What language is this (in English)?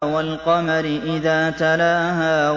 Arabic